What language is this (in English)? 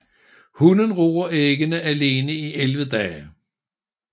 Danish